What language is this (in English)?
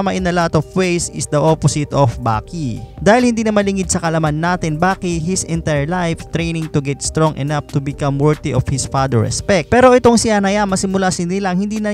Filipino